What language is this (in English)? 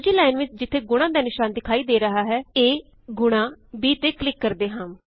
Punjabi